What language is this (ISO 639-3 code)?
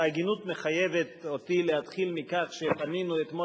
heb